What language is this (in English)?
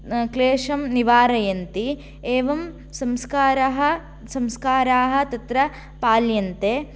Sanskrit